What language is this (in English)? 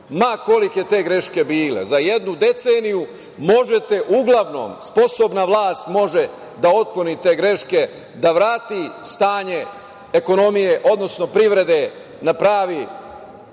Serbian